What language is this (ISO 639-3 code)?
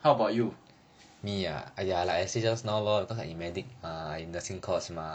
eng